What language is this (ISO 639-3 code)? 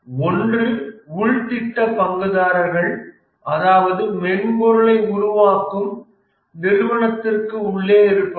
tam